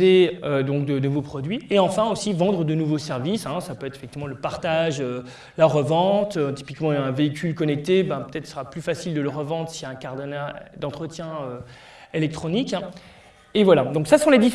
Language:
French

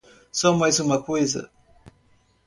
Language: Portuguese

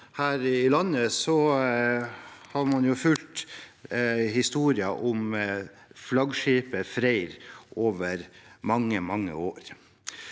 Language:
Norwegian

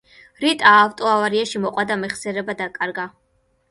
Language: Georgian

